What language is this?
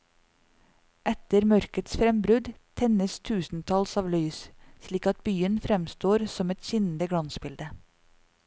Norwegian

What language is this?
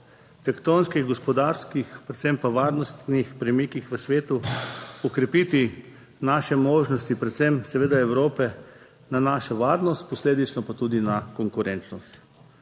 Slovenian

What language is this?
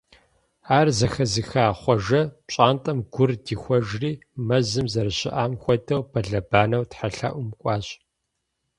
Kabardian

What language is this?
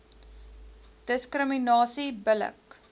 Afrikaans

